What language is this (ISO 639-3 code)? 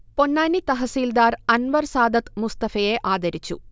mal